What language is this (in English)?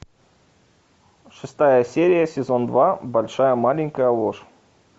Russian